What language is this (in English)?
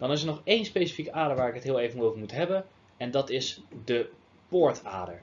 Dutch